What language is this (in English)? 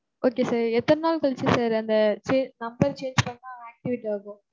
Tamil